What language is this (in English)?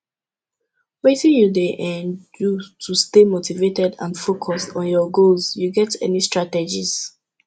Nigerian Pidgin